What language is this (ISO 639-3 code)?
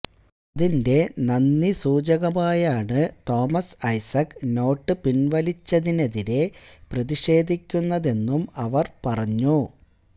mal